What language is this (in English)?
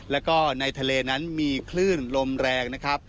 Thai